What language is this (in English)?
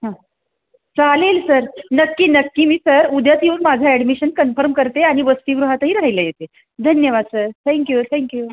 Marathi